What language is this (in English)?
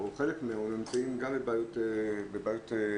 Hebrew